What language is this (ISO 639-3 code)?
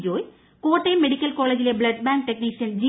mal